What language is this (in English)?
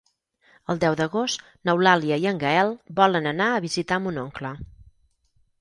Catalan